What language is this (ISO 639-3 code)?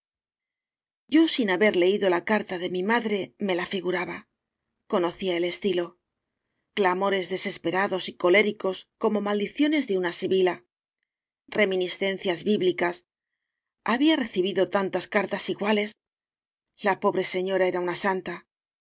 spa